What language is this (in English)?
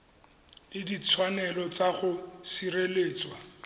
Tswana